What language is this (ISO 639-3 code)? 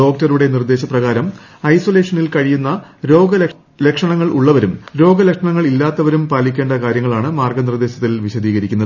mal